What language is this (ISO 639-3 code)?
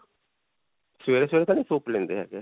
pan